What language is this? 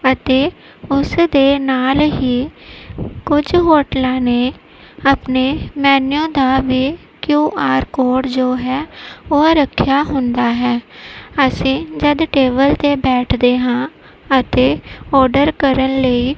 Punjabi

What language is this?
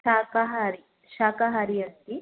Sanskrit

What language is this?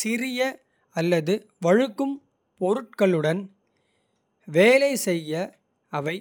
Kota (India)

